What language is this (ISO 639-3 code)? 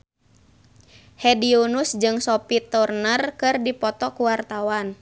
sun